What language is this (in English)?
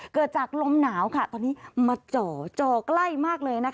Thai